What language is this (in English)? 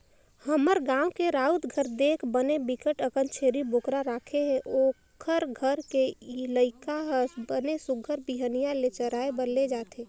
Chhattisgarhi